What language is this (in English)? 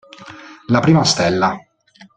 Italian